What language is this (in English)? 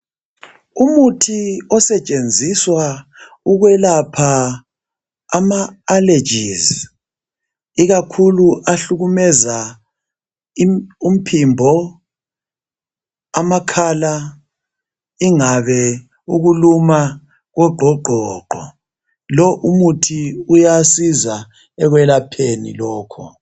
North Ndebele